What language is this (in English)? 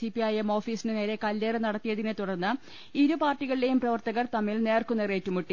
Malayalam